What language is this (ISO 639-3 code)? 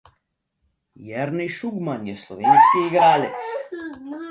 slv